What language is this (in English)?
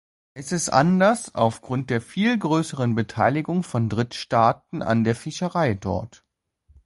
German